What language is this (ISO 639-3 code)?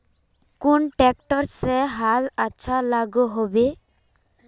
mag